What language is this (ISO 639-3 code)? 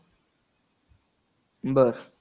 mar